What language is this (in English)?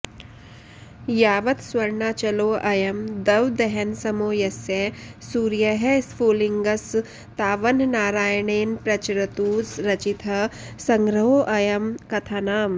Sanskrit